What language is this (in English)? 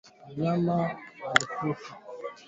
Swahili